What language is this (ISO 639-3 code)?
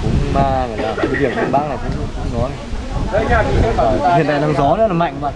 vie